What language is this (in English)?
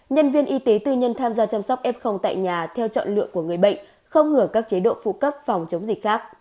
Vietnamese